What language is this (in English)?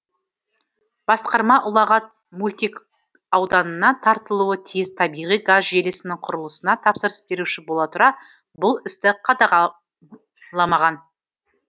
Kazakh